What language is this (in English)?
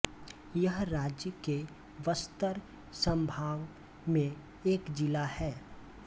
Hindi